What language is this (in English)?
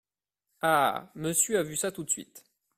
French